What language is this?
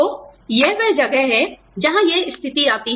Hindi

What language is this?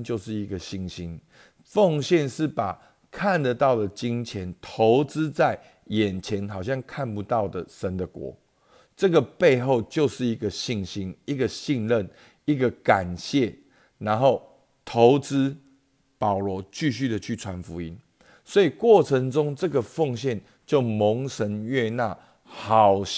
Chinese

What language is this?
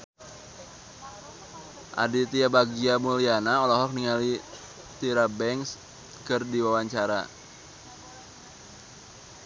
Sundanese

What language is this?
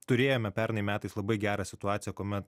Lithuanian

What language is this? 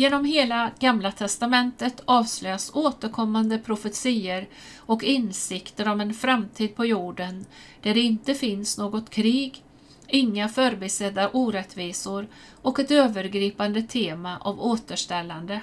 Swedish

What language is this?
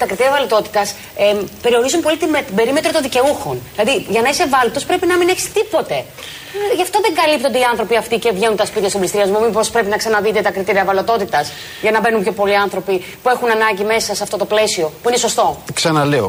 Greek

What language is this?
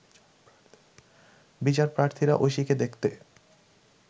Bangla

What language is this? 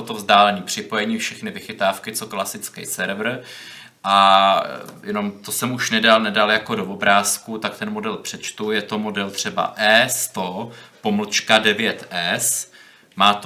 Czech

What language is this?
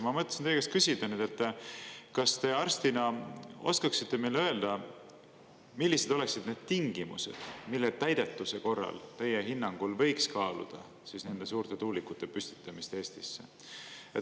Estonian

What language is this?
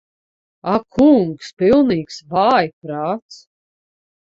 Latvian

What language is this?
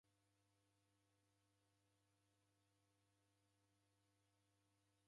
Taita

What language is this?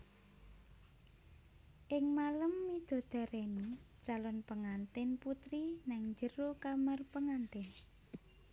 Javanese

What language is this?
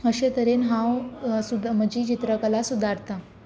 Konkani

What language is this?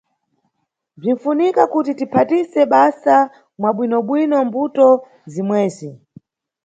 Nyungwe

